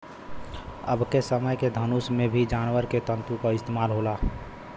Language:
Bhojpuri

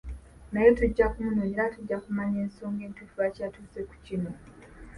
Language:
Ganda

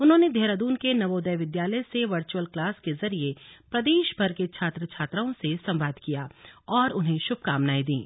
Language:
Hindi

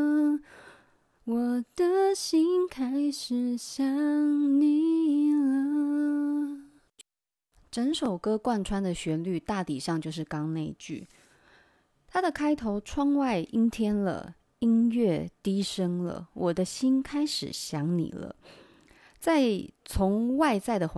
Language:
Chinese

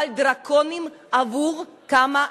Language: Hebrew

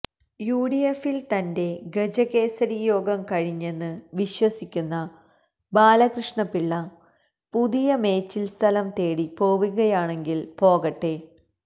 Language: Malayalam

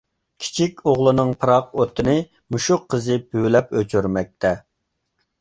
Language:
Uyghur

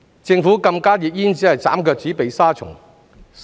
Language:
Cantonese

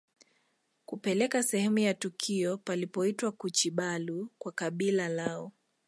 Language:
Swahili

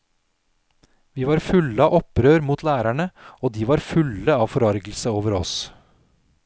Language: Norwegian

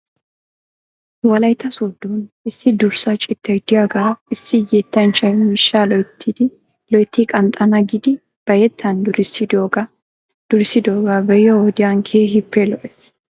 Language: Wolaytta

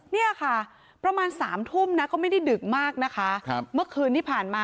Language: Thai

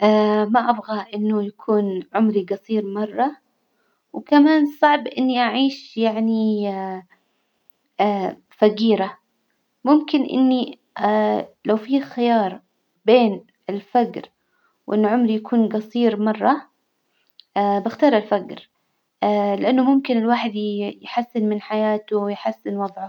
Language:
Hijazi Arabic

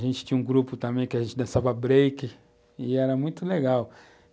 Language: Portuguese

